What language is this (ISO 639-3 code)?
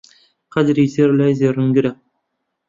ckb